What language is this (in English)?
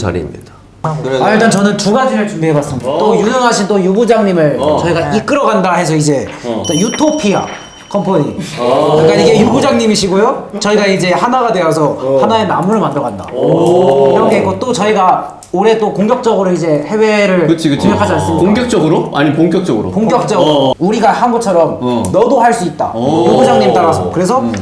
Korean